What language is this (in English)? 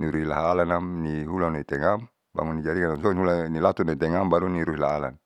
Saleman